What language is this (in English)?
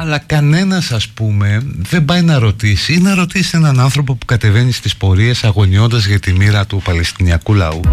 Greek